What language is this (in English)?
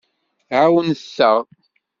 Kabyle